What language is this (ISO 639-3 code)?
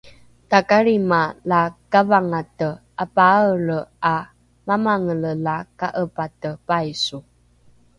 dru